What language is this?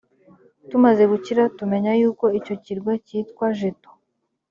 Kinyarwanda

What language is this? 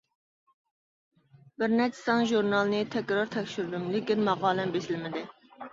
Uyghur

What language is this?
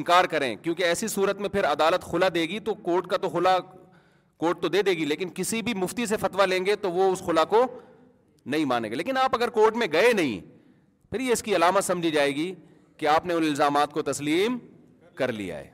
Urdu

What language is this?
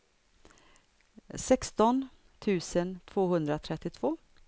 Swedish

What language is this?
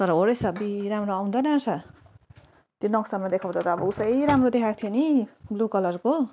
Nepali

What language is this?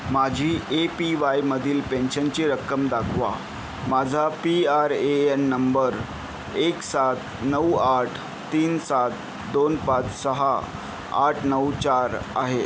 Marathi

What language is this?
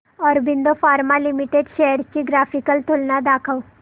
Marathi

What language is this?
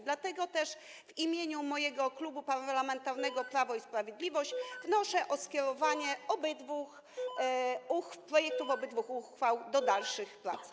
Polish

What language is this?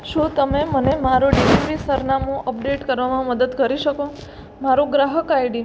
Gujarati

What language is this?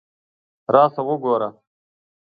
Pashto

